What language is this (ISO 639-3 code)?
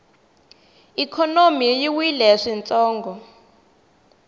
tso